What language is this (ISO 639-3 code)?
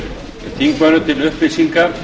isl